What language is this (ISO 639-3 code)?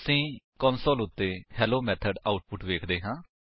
pan